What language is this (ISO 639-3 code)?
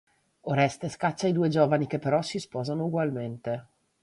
ita